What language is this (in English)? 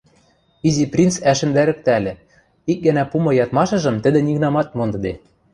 Western Mari